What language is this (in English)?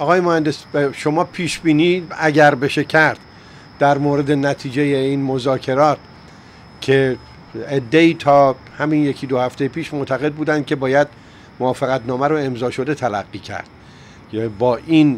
Persian